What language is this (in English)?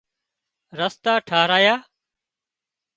Wadiyara Koli